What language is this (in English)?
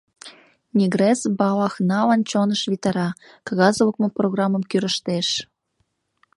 Mari